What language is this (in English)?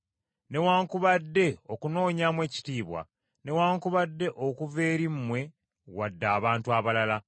Ganda